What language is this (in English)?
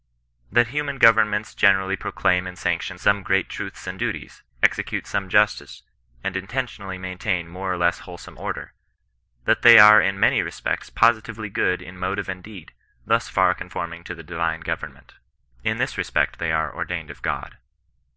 English